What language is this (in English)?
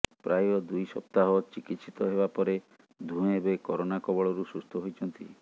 Odia